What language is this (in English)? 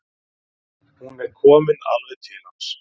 Icelandic